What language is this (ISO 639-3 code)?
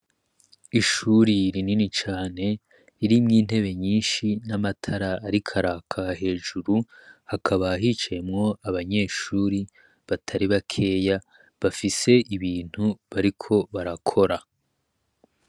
run